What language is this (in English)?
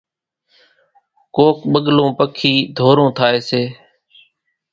Kachi Koli